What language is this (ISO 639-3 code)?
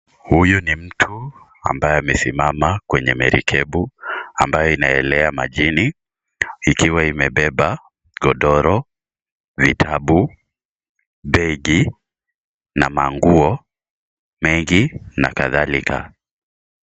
swa